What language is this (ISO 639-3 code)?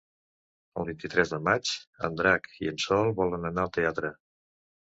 cat